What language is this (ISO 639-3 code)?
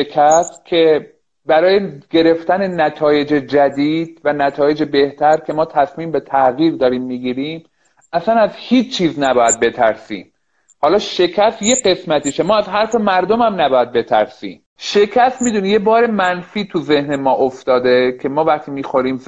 fas